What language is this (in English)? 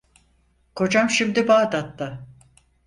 Turkish